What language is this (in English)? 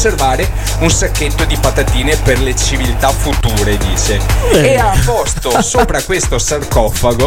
Italian